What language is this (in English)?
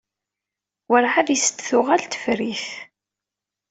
Kabyle